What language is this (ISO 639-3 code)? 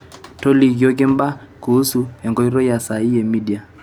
mas